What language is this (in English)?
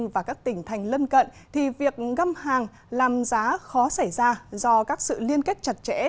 Vietnamese